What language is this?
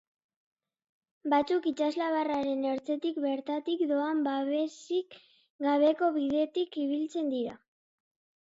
Basque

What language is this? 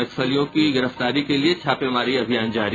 Hindi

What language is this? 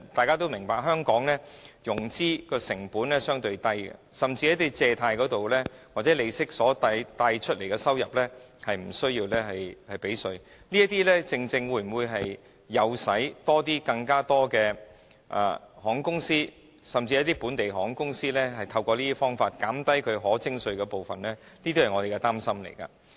Cantonese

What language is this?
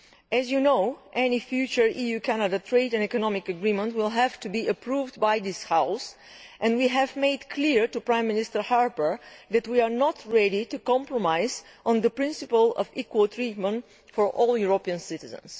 English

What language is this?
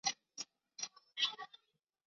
Chinese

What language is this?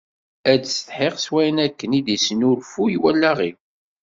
Kabyle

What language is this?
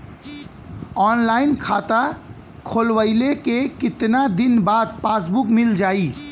Bhojpuri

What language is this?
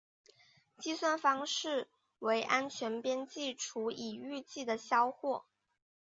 Chinese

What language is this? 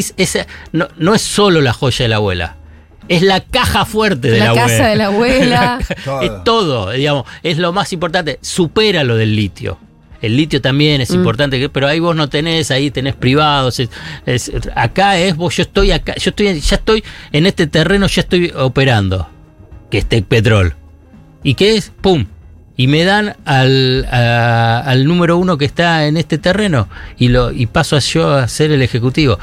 Spanish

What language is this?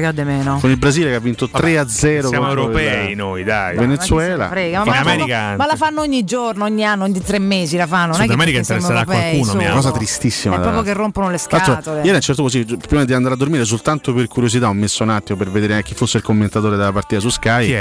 Italian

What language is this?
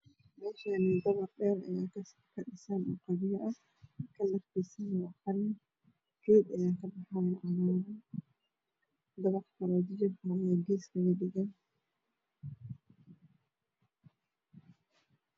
Somali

